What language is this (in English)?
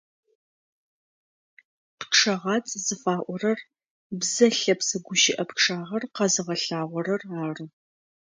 Adyghe